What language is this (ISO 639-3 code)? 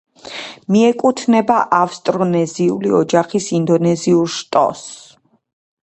kat